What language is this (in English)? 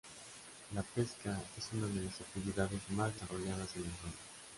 Spanish